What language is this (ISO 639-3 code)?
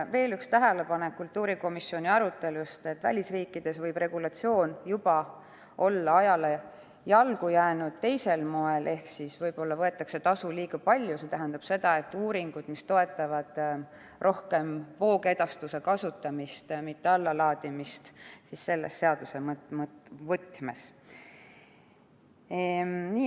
est